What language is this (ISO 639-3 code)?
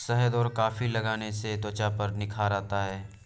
hin